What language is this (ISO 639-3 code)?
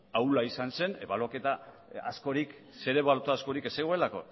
eus